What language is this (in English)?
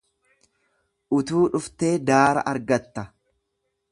Oromo